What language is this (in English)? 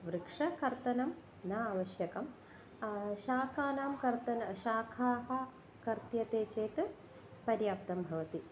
Sanskrit